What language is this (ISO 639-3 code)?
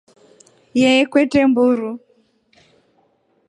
rof